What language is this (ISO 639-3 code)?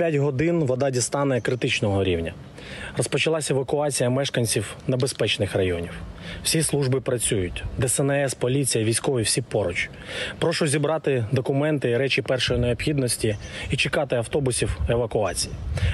ukr